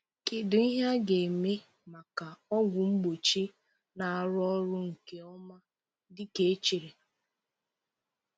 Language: Igbo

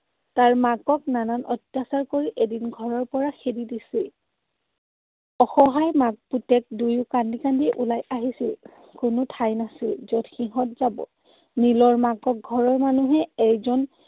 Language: Assamese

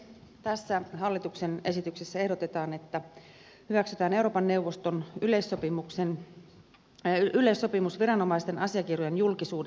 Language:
Finnish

